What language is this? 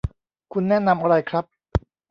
Thai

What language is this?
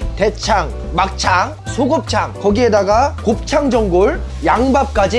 Korean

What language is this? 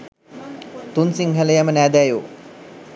Sinhala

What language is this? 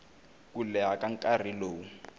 Tsonga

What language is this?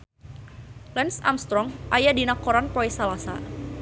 Sundanese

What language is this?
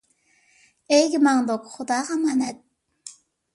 Uyghur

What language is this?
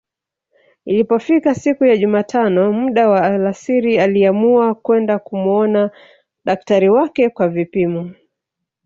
Swahili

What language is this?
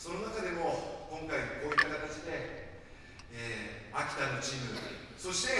Japanese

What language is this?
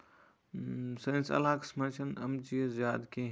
Kashmiri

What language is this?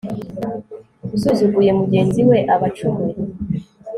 Kinyarwanda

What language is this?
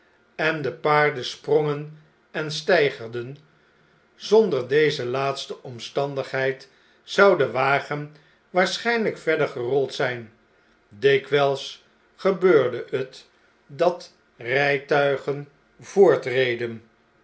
Dutch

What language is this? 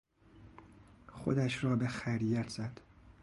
Persian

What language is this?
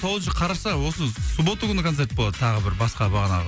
Kazakh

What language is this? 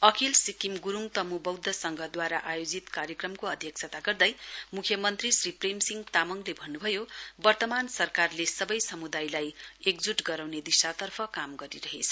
Nepali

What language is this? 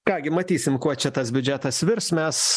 Lithuanian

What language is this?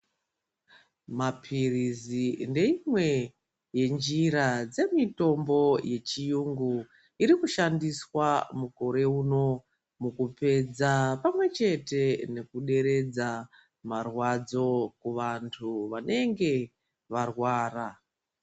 Ndau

